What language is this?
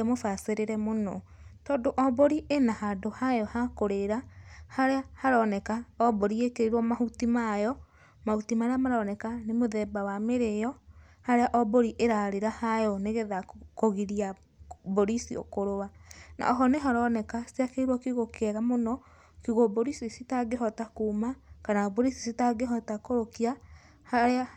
Kikuyu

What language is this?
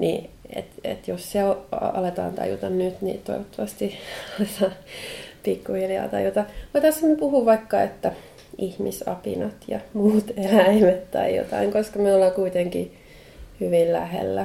Finnish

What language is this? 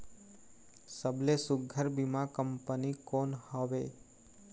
Chhattisgarhi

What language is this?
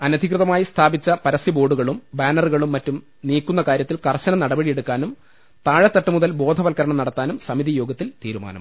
Malayalam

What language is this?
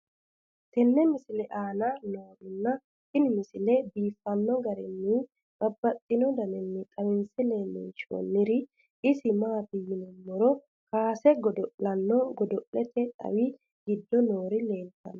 Sidamo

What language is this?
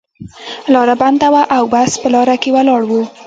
Pashto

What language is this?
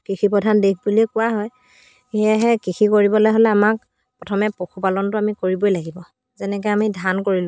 Assamese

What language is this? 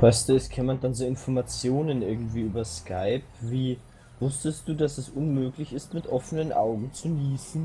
German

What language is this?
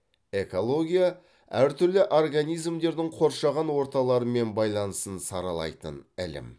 Kazakh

